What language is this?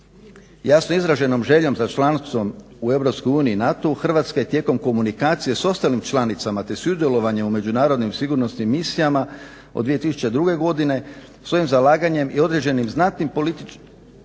Croatian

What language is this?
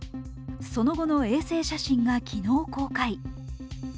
Japanese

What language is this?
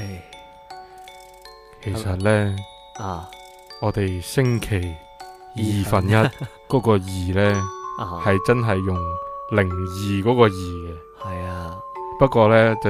Chinese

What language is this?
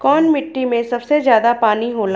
Bhojpuri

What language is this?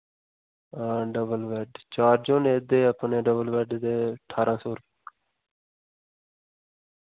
Dogri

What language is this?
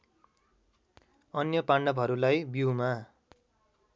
Nepali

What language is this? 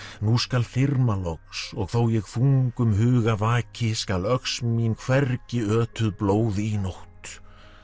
Icelandic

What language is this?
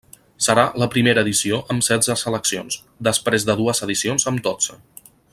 Catalan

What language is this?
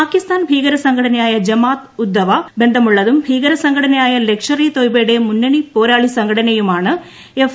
Malayalam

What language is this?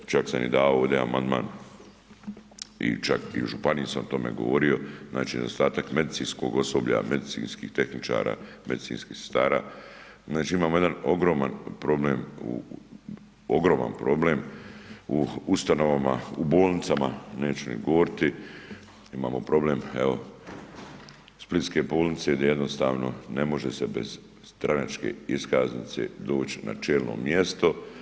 Croatian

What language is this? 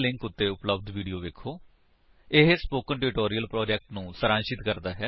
Punjabi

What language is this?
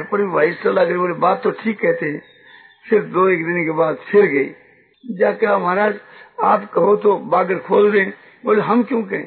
Hindi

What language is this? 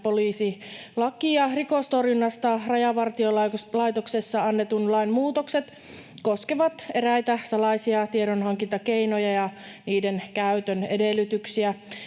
Finnish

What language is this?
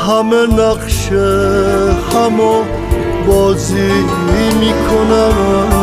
Persian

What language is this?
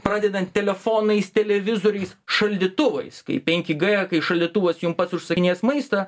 Lithuanian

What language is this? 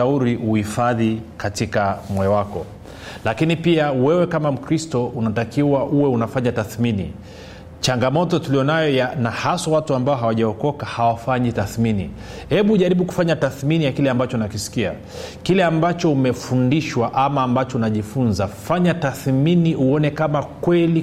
Swahili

